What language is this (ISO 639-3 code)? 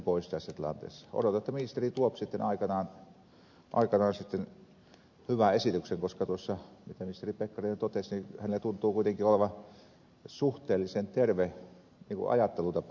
fin